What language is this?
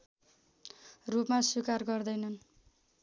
Nepali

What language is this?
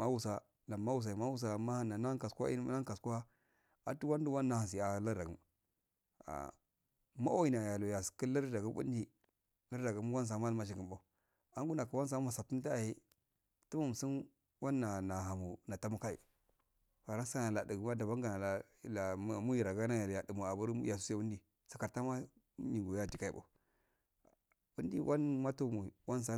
Afade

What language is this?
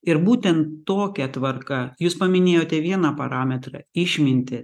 Lithuanian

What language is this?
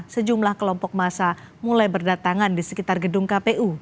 Indonesian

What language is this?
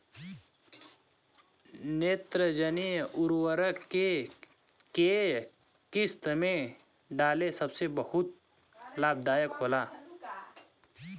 Bhojpuri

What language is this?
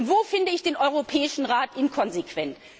German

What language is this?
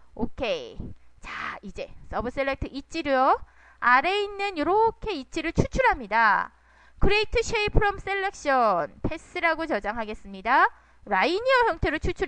Korean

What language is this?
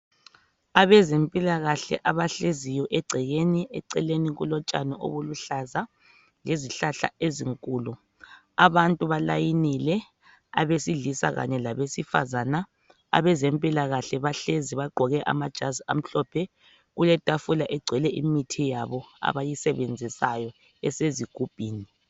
North Ndebele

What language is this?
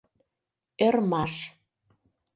Mari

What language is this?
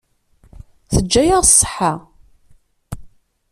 Kabyle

